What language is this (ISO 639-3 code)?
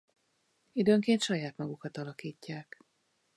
hun